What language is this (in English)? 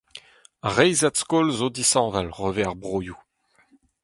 Breton